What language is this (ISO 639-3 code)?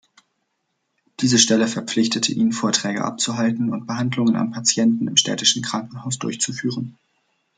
deu